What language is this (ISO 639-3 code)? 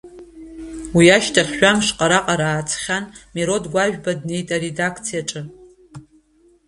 abk